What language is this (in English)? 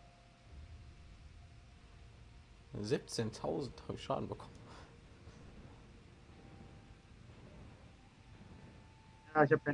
German